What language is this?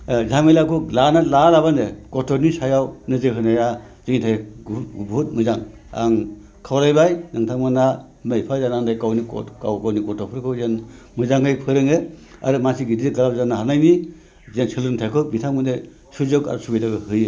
Bodo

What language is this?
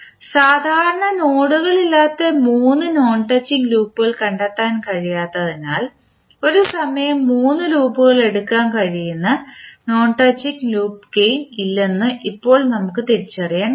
Malayalam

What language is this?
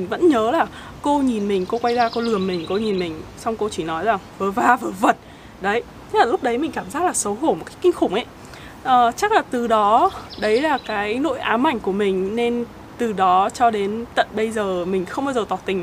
Vietnamese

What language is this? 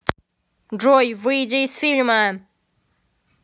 Russian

